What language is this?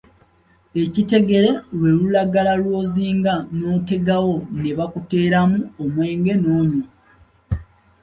Ganda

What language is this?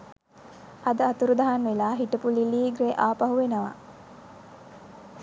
Sinhala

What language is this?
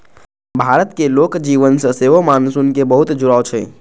Maithili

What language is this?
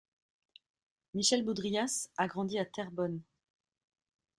French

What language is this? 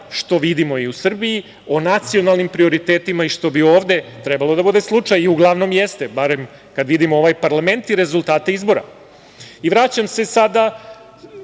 Serbian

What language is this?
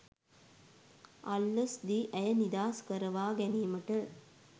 Sinhala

